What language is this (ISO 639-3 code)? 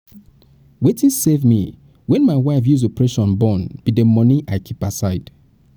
pcm